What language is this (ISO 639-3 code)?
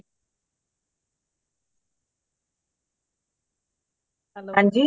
pan